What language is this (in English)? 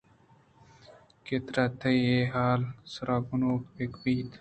Eastern Balochi